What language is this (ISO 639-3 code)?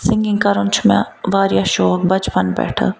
kas